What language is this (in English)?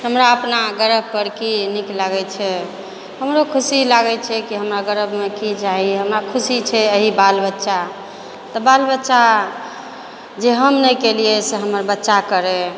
Maithili